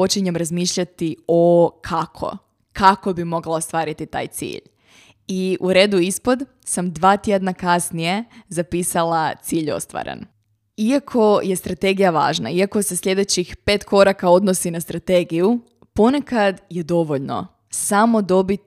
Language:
Croatian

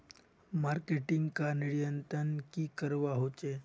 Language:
Magahi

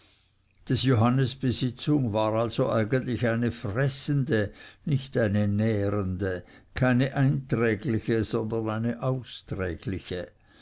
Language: German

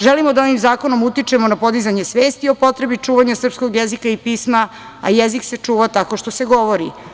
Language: Serbian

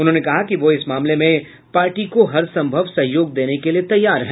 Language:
Hindi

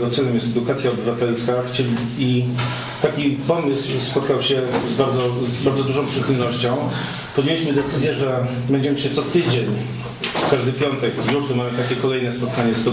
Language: Polish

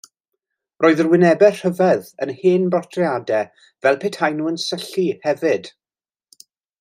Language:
Welsh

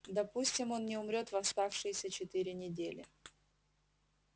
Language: Russian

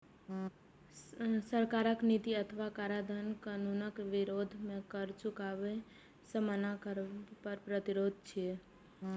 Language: Maithili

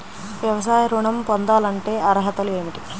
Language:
Telugu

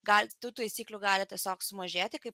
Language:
Lithuanian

